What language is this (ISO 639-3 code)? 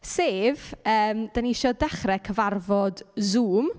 cym